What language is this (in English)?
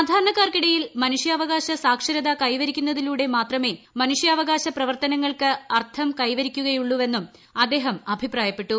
Malayalam